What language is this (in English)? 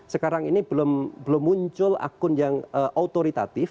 Indonesian